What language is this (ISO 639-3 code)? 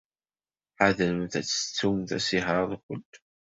kab